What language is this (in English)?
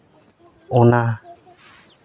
Santali